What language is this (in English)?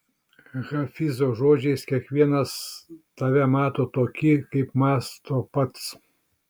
Lithuanian